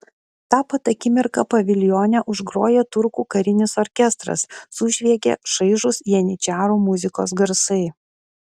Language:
Lithuanian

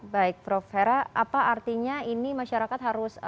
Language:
Indonesian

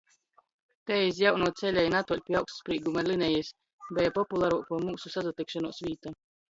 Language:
Latgalian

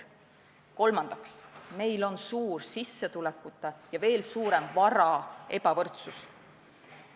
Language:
Estonian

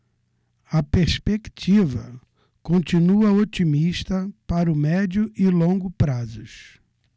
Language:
Portuguese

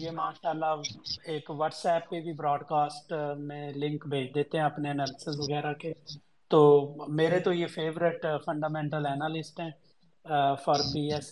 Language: Urdu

